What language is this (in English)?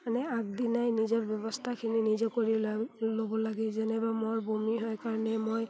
Assamese